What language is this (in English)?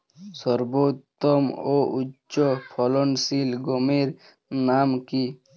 Bangla